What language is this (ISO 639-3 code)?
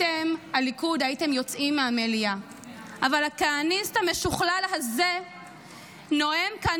heb